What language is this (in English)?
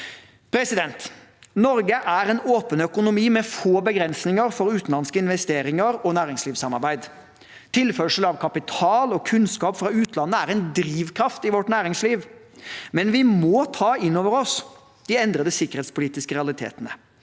Norwegian